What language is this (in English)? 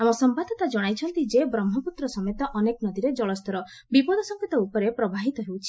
Odia